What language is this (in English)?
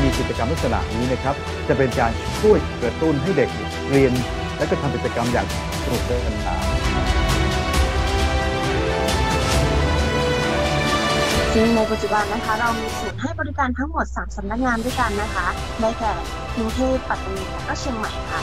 Thai